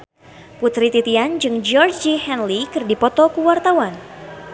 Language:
Sundanese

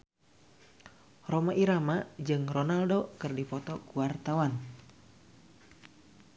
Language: Sundanese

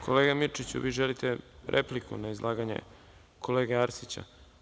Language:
Serbian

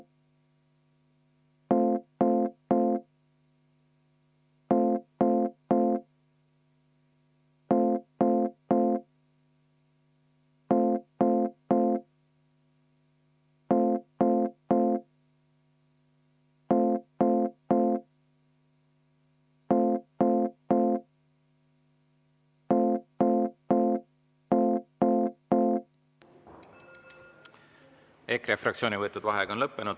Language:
Estonian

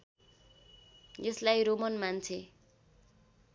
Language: Nepali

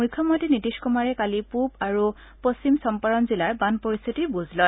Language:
Assamese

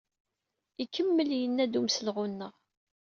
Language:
Kabyle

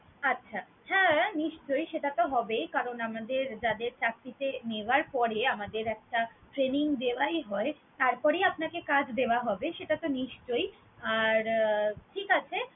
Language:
Bangla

